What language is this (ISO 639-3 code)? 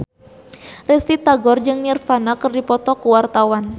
sun